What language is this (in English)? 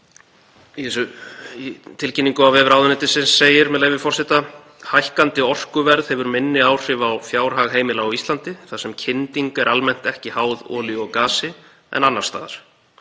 Icelandic